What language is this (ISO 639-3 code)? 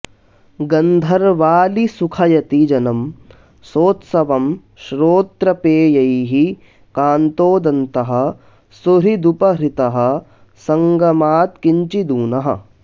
san